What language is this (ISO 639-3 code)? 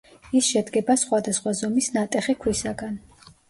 kat